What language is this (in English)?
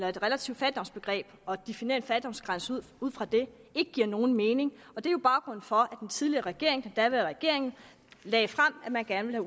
Danish